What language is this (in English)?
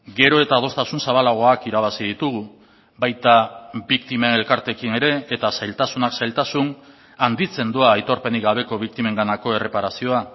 Basque